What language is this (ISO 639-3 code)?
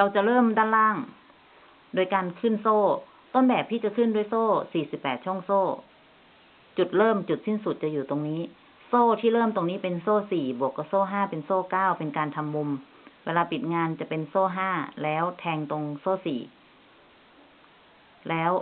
tha